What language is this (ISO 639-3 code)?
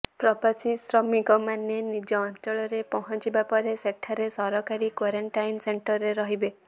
ori